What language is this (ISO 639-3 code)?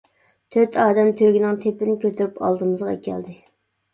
uig